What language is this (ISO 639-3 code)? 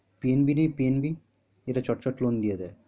ben